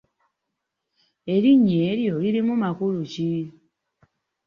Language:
Ganda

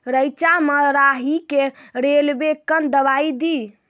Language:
Maithili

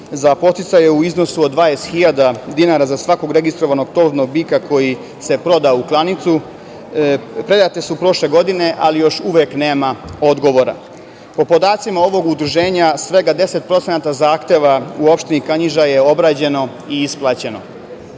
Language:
Serbian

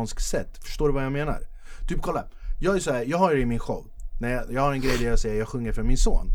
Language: Swedish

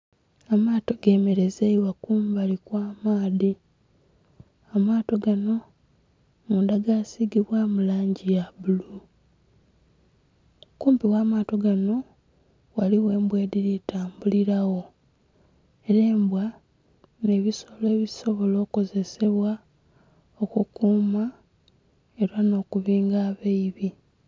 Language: Soga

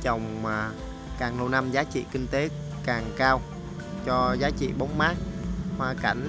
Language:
Vietnamese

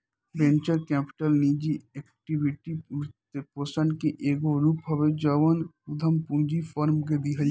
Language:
Bhojpuri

